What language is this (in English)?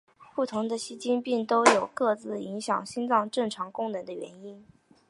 Chinese